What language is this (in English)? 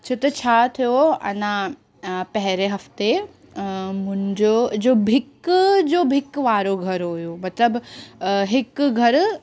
Sindhi